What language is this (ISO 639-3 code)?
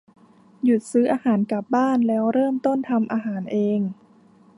tha